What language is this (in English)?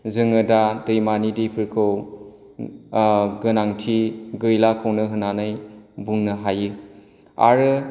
Bodo